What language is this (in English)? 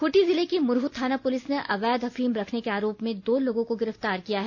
Hindi